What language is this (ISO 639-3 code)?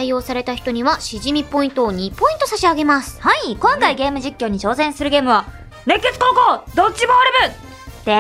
jpn